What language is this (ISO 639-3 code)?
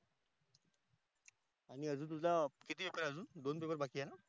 mar